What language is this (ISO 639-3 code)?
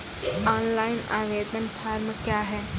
mai